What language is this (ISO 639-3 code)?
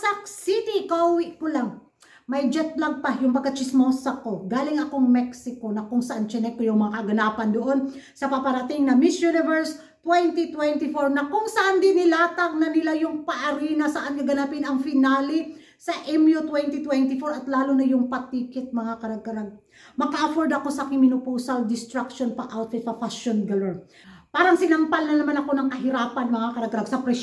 fil